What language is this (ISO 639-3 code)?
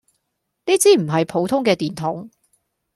yue